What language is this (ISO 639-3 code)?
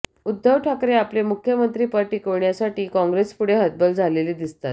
mar